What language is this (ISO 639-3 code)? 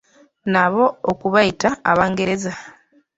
lug